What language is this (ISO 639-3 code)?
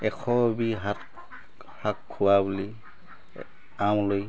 asm